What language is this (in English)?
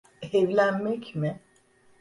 Turkish